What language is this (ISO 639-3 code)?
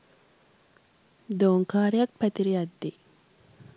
sin